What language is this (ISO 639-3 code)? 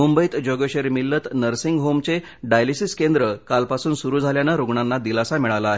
mar